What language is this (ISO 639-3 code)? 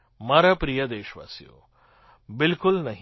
guj